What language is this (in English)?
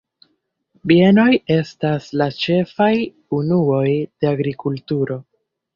Esperanto